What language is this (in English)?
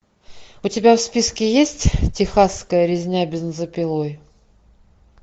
Russian